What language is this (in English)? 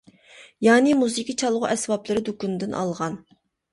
Uyghur